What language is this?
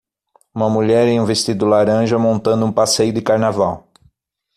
Portuguese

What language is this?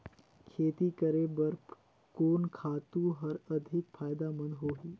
Chhattisgarhi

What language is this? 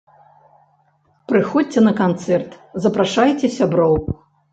Belarusian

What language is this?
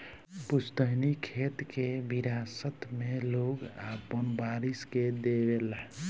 Bhojpuri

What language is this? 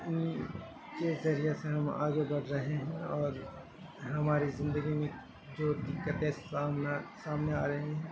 Urdu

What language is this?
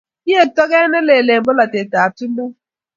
Kalenjin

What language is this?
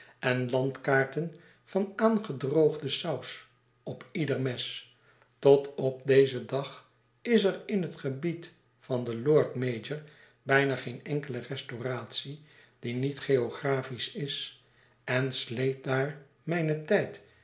Dutch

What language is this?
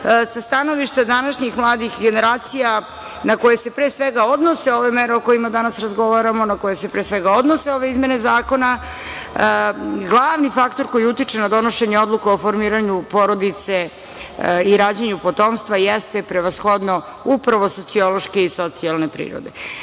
Serbian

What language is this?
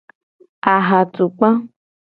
Gen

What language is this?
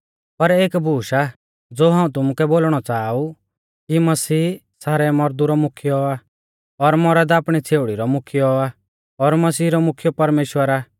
Mahasu Pahari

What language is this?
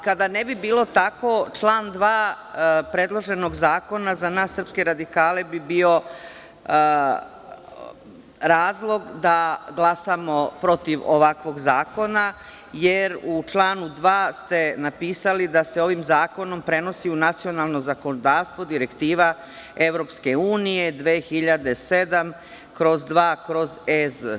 Serbian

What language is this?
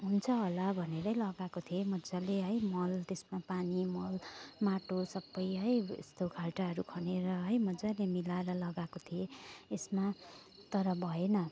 Nepali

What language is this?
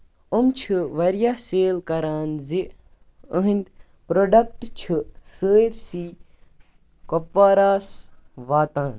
Kashmiri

